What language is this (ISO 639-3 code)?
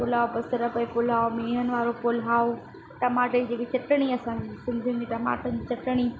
snd